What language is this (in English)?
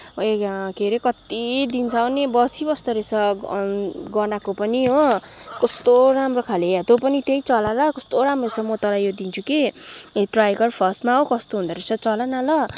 Nepali